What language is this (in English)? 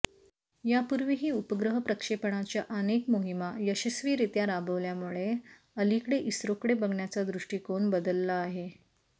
Marathi